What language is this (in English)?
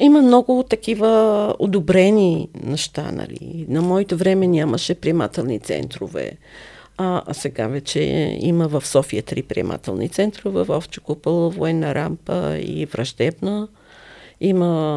Bulgarian